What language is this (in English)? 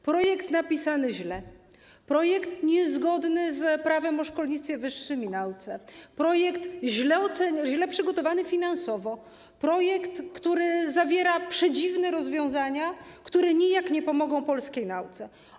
Polish